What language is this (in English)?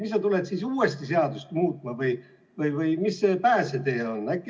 Estonian